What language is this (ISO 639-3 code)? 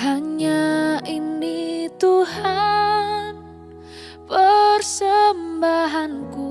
ind